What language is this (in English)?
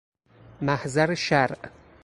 Persian